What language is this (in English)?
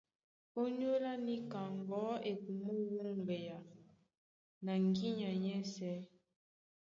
Duala